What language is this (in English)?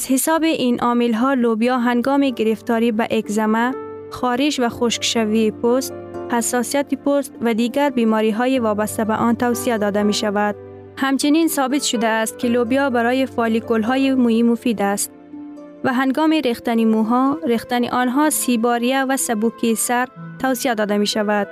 Persian